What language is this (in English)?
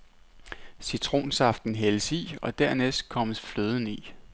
Danish